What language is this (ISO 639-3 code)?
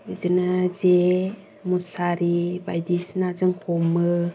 brx